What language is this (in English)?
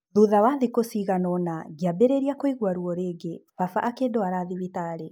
Kikuyu